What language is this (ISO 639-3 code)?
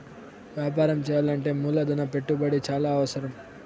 tel